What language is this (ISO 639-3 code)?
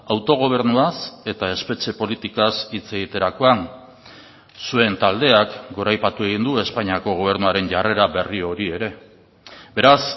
eus